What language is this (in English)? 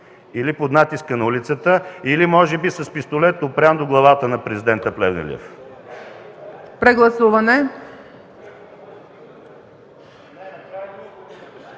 Bulgarian